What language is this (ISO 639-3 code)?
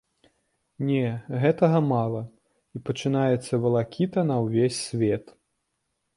bel